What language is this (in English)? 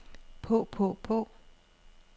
Danish